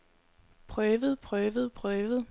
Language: Danish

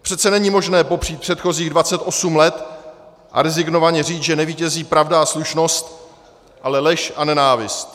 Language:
Czech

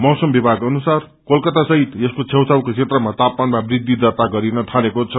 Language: Nepali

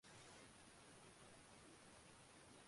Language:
Chinese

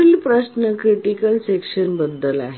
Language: Marathi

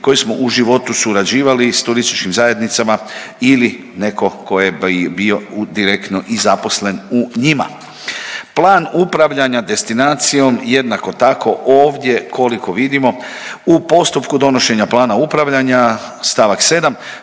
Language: Croatian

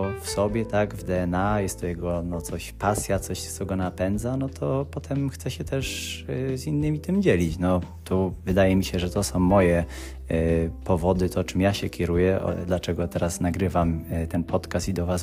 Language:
Polish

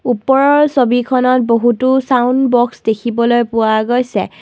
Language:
Assamese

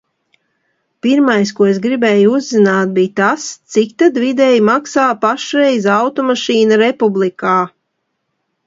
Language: Latvian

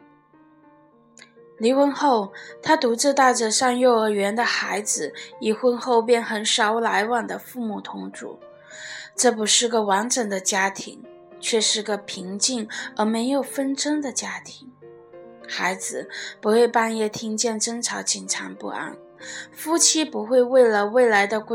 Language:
Chinese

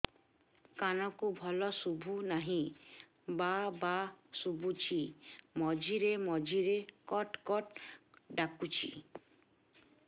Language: Odia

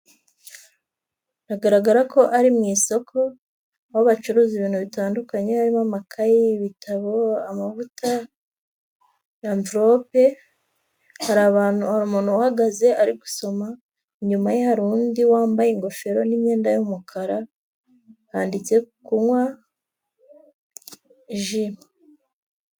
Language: Kinyarwanda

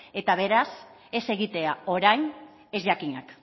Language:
Basque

